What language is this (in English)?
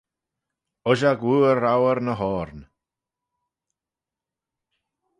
Manx